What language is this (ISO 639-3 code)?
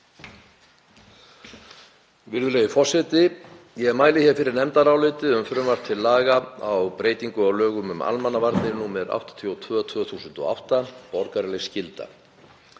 isl